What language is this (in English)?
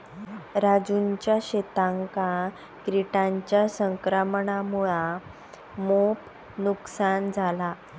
Marathi